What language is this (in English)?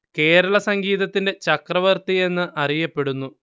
Malayalam